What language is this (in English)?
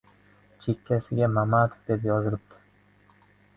Uzbek